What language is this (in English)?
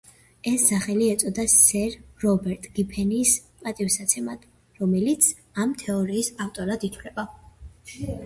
Georgian